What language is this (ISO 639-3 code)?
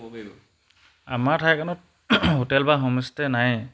asm